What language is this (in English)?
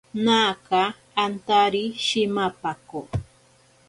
Ashéninka Perené